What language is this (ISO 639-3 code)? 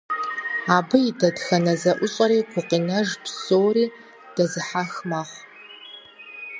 kbd